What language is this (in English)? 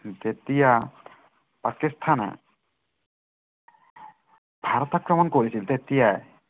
Assamese